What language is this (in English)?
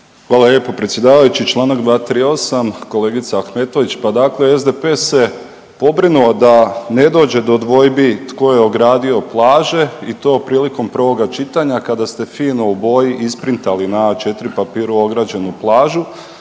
Croatian